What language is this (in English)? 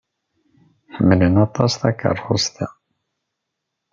Kabyle